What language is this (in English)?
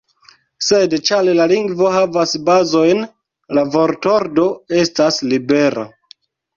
Esperanto